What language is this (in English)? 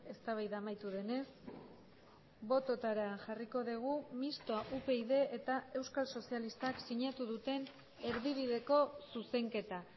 Basque